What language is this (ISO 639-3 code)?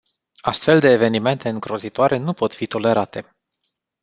ron